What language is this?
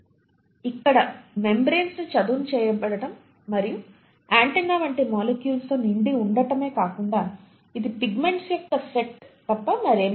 Telugu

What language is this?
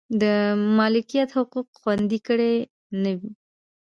Pashto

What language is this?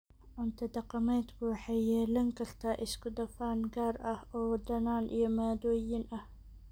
Somali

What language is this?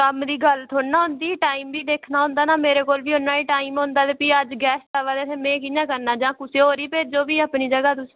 Dogri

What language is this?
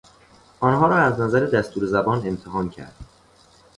Persian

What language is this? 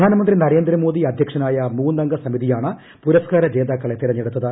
Malayalam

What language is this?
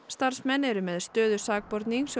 Icelandic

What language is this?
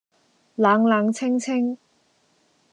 Cantonese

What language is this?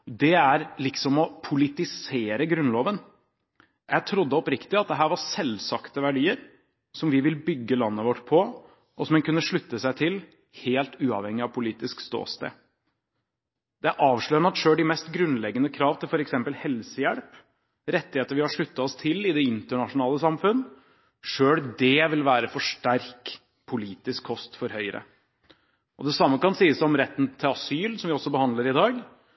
Norwegian Bokmål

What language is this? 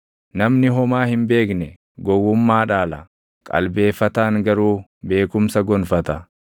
Oromo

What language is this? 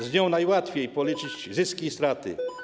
Polish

